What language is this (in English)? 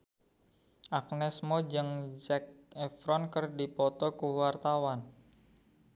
Sundanese